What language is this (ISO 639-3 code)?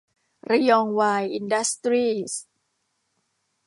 tha